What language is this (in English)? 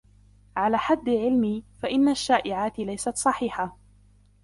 Arabic